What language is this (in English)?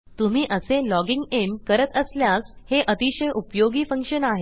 Marathi